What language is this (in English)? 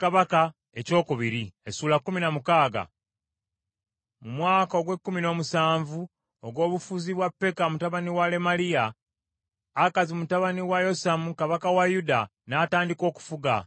Ganda